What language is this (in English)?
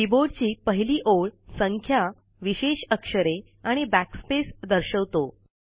Marathi